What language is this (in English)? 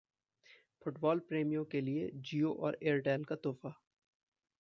Hindi